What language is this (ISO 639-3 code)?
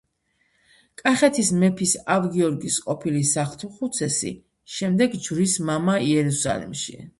kat